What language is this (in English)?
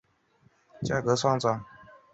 Chinese